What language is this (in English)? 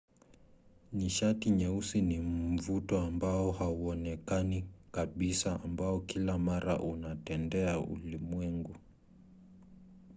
Swahili